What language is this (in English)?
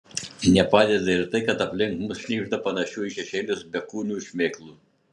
Lithuanian